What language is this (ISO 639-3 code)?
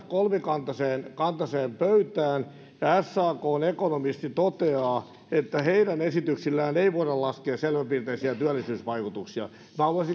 fin